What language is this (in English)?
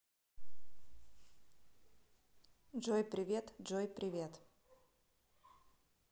Russian